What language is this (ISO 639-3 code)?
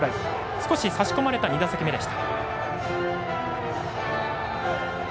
jpn